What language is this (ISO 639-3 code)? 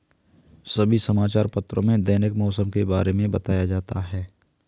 hin